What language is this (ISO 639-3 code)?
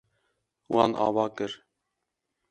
kur